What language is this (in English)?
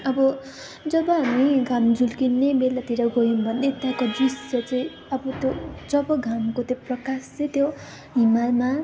Nepali